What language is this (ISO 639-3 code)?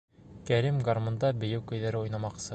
bak